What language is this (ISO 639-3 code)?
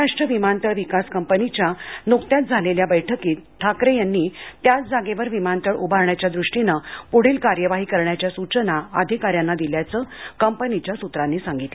mar